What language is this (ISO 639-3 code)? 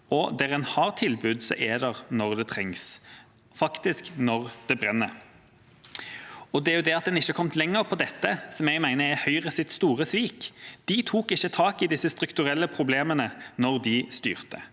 nor